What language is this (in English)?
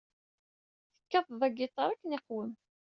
Kabyle